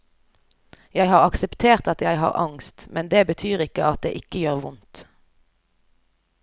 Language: Norwegian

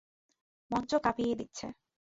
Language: Bangla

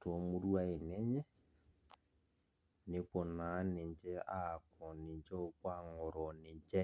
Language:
Masai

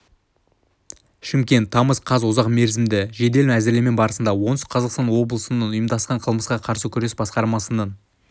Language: Kazakh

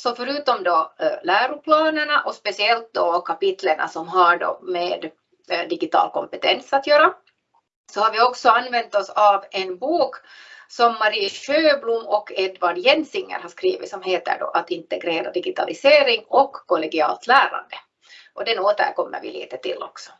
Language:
Swedish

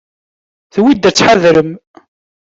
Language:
Kabyle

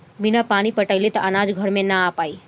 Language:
Bhojpuri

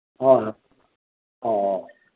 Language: Manipuri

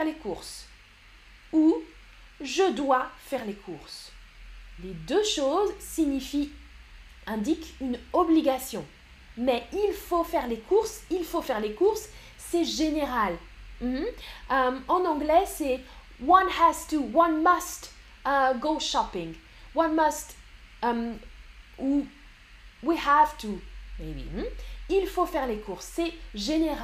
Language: French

